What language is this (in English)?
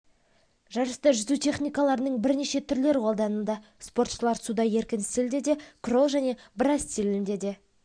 Kazakh